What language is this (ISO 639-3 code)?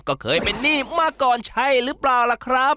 tha